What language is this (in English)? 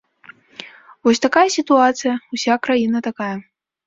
Belarusian